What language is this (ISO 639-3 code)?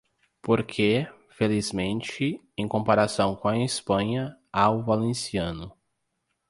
por